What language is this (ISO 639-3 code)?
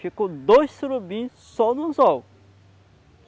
por